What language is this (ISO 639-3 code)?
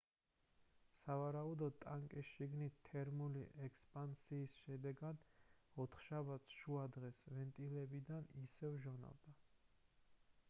kat